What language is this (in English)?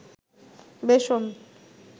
Bangla